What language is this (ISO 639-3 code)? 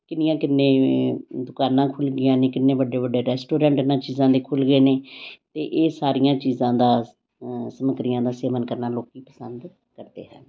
pan